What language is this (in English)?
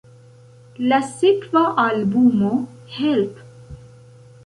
Esperanto